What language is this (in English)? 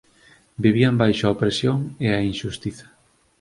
Galician